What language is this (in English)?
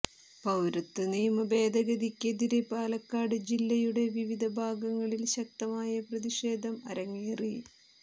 Malayalam